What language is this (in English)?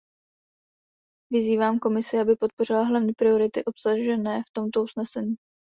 Czech